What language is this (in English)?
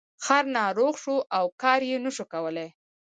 Pashto